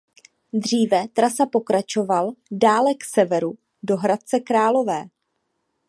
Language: Czech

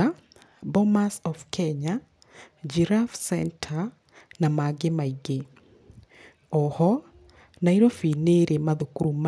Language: Kikuyu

